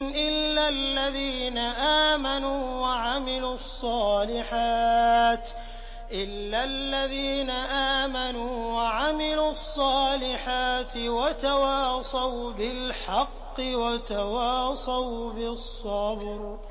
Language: Arabic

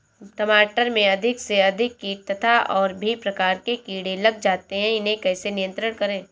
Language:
Hindi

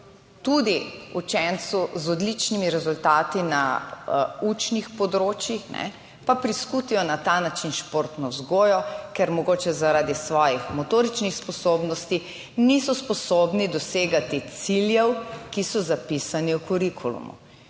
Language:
Slovenian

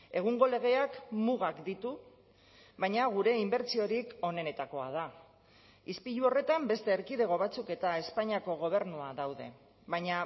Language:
Basque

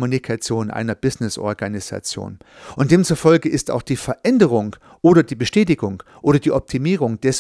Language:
German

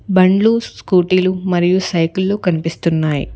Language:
Telugu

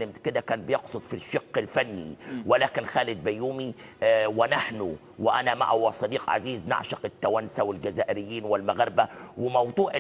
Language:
Arabic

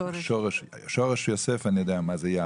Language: Hebrew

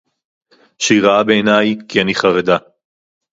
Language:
Hebrew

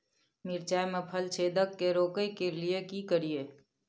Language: Maithili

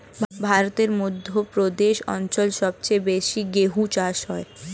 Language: Bangla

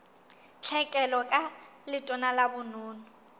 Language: Southern Sotho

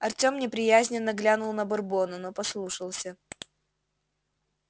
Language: Russian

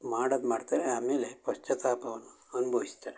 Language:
Kannada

